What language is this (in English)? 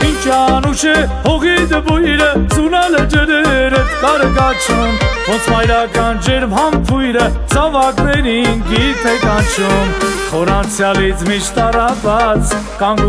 Turkish